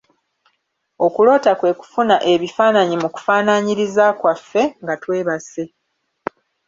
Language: Ganda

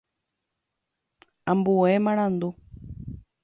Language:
Guarani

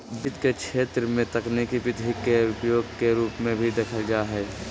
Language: Magahi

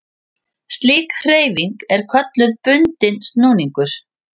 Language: Icelandic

